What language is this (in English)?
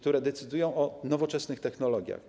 Polish